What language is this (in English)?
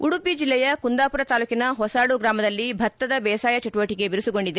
Kannada